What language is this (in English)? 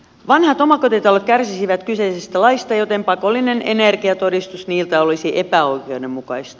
Finnish